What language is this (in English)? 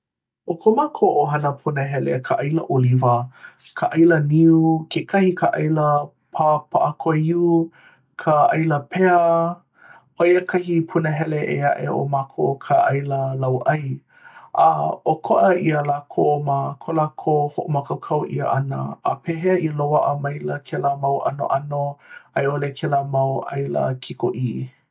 Hawaiian